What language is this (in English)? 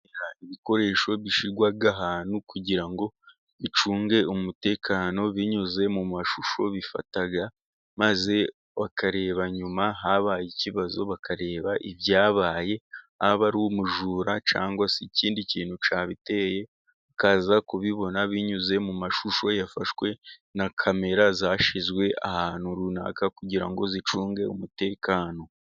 Kinyarwanda